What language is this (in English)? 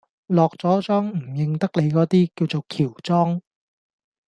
Cantonese